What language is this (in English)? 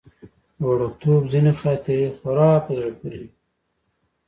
Pashto